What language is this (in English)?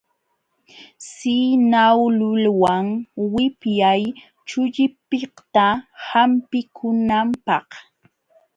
Jauja Wanca Quechua